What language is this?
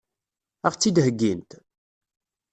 Kabyle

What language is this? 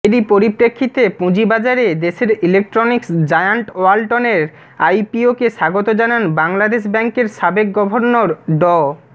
Bangla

